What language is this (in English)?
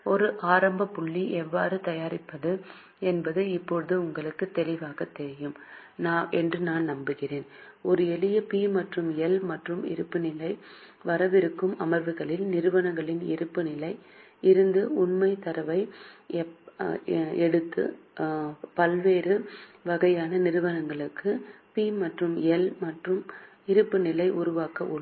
Tamil